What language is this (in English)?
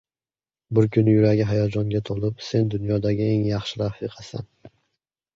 Uzbek